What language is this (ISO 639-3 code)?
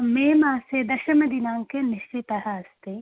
san